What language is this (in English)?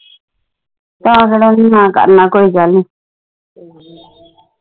Punjabi